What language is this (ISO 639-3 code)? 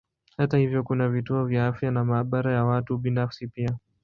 swa